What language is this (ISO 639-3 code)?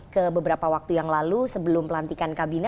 ind